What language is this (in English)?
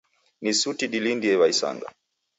Taita